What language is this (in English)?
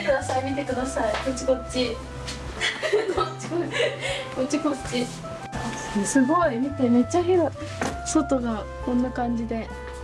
Japanese